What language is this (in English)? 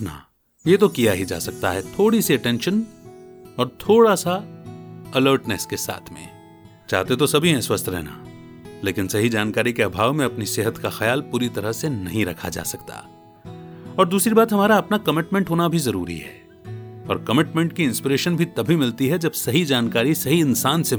Hindi